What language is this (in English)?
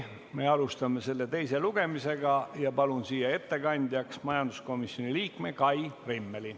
Estonian